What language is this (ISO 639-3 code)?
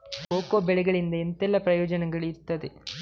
kan